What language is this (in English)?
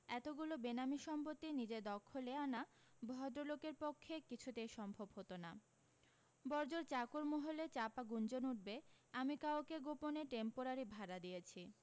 Bangla